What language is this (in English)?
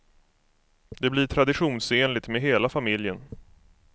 Swedish